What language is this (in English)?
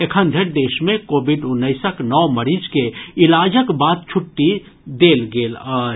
Maithili